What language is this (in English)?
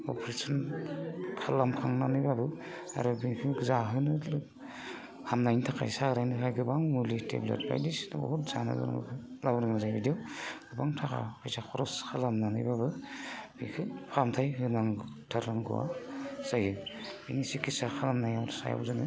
Bodo